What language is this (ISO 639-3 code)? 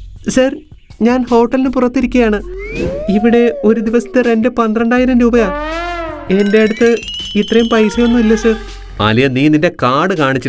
mal